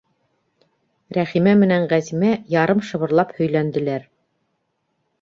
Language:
Bashkir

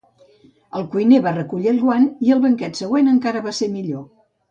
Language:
Catalan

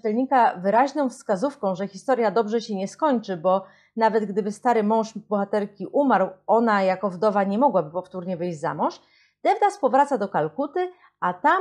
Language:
Polish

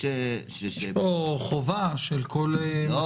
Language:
Hebrew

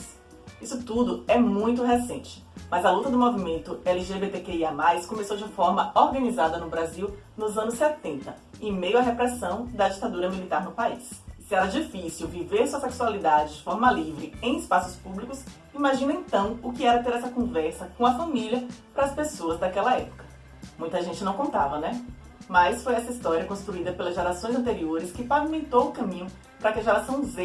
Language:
Portuguese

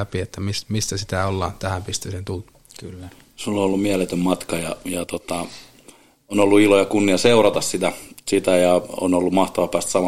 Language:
Finnish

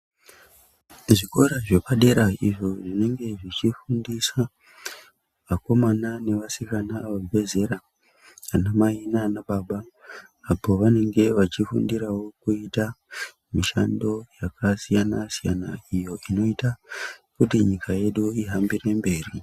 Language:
Ndau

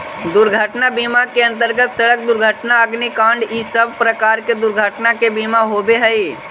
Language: Magahi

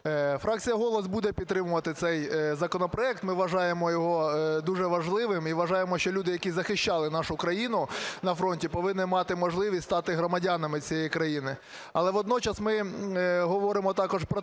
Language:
Ukrainian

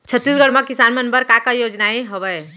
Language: Chhattisgarhi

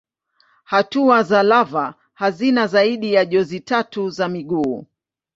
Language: Swahili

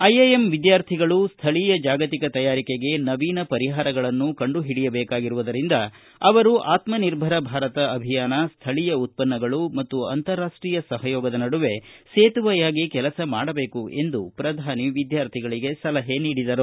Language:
Kannada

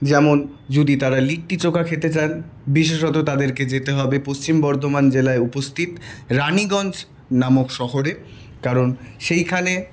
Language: Bangla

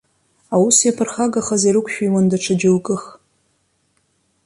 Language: Abkhazian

